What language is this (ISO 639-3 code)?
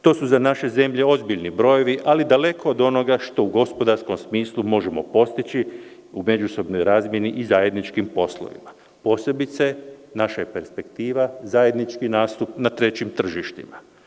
srp